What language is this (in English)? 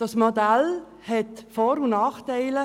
Swiss German